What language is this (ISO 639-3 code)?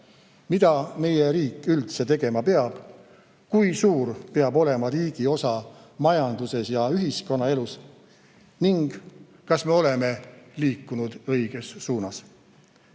est